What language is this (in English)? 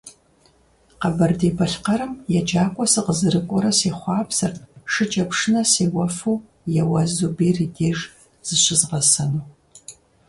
Kabardian